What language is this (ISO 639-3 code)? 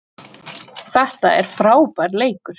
isl